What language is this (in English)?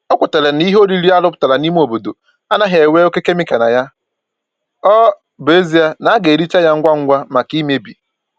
Igbo